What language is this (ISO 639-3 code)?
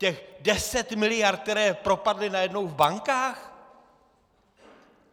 ces